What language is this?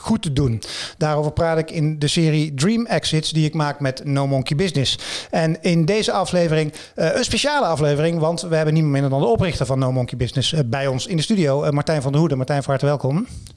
Dutch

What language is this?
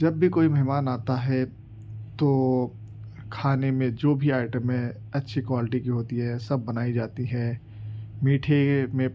Urdu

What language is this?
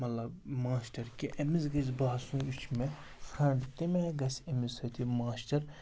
Kashmiri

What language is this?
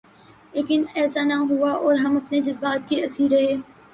Urdu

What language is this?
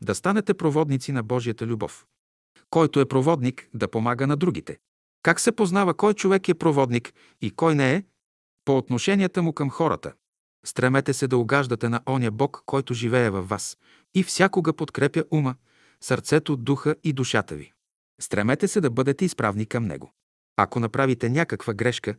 Bulgarian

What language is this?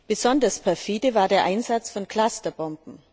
German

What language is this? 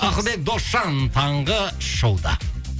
Kazakh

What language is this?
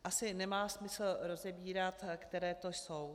Czech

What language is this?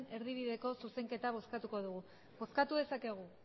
Basque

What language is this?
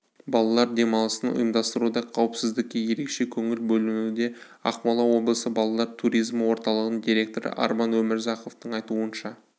Kazakh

